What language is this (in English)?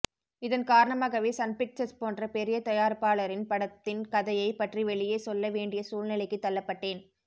Tamil